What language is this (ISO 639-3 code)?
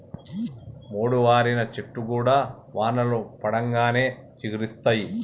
tel